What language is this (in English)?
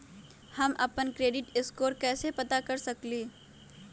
Magahi